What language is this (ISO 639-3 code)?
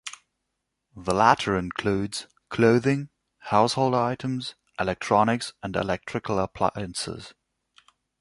eng